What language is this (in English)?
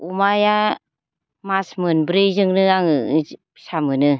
Bodo